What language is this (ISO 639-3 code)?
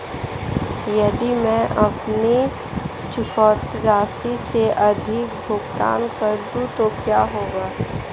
hin